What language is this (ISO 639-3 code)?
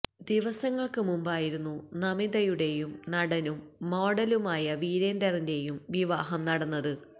mal